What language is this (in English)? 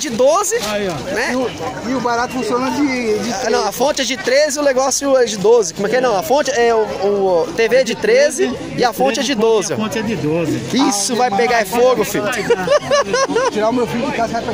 Portuguese